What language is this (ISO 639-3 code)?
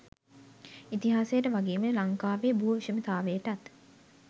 sin